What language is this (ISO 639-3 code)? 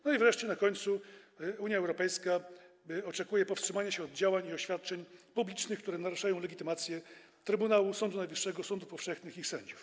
pol